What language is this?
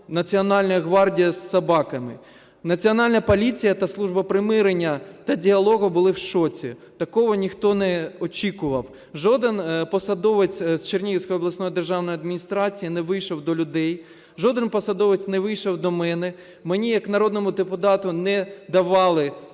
Ukrainian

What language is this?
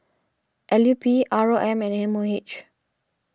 English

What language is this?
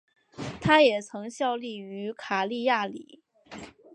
Chinese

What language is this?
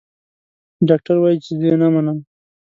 Pashto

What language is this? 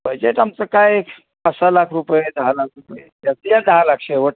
Marathi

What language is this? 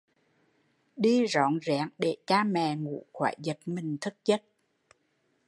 Vietnamese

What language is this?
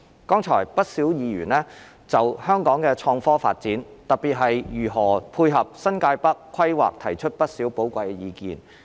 Cantonese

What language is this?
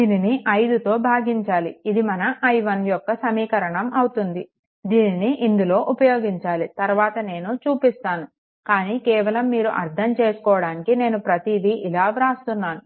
Telugu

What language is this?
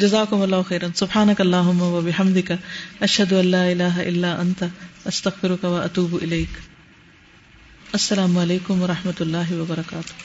Urdu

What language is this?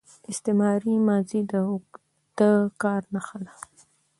Pashto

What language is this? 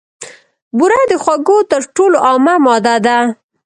Pashto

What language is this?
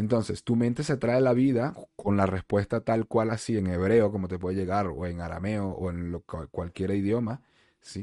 Spanish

